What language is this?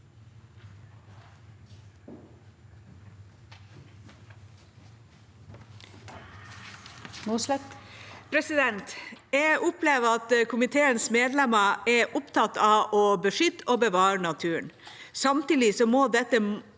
Norwegian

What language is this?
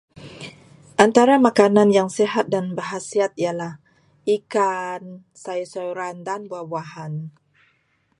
Malay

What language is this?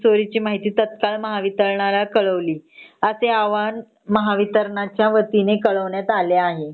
Marathi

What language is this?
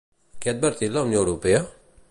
Catalan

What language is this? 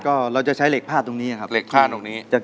Thai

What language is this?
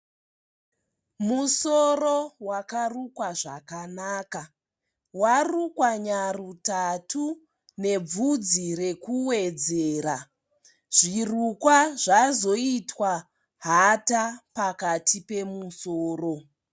Shona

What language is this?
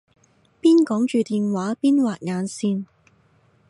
Cantonese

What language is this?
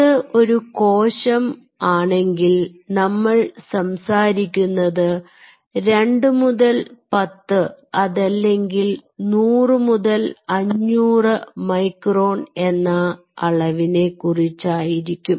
Malayalam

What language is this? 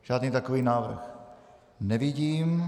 Czech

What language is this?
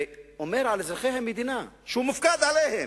Hebrew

